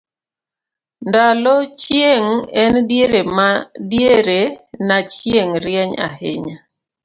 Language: Luo (Kenya and Tanzania)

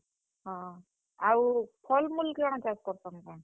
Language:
Odia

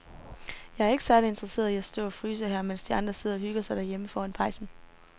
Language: Danish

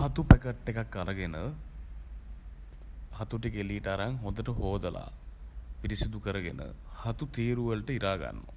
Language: Sinhala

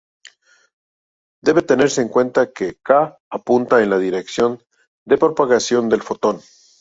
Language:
Spanish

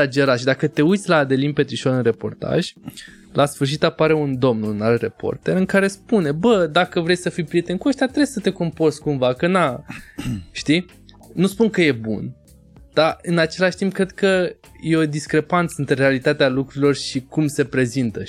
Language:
Romanian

